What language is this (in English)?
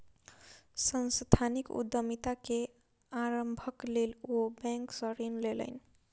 Maithili